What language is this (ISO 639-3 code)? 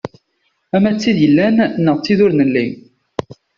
kab